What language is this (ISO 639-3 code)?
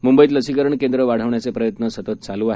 mar